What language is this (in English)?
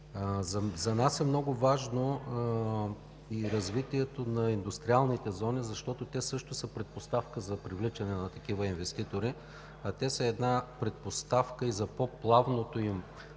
Bulgarian